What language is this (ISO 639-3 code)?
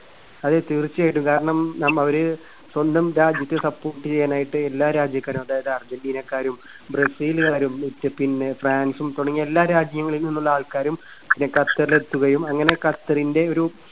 mal